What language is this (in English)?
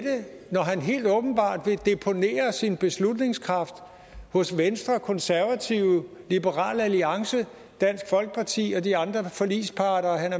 Danish